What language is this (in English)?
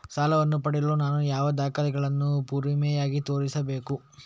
Kannada